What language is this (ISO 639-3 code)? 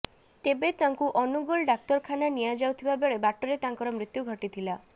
ori